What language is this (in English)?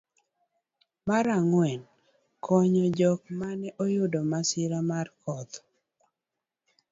Luo (Kenya and Tanzania)